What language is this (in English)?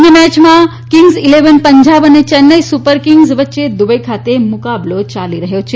Gujarati